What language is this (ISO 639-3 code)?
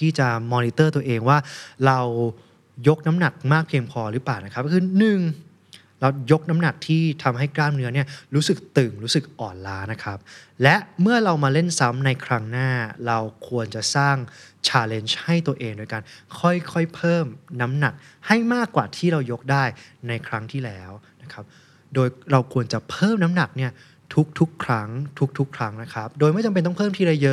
tha